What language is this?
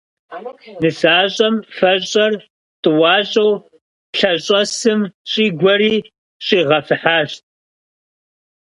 Kabardian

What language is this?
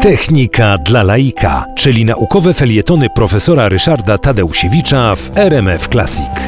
Polish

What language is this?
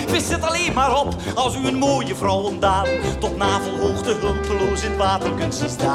Dutch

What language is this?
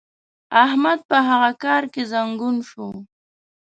Pashto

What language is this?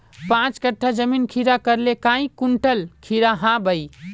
Magahi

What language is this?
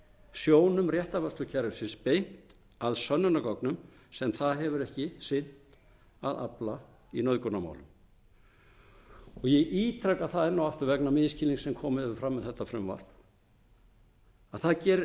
Icelandic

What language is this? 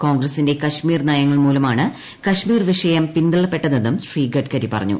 Malayalam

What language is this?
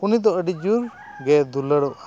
Santali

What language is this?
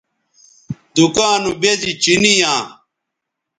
Bateri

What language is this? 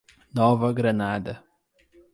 Portuguese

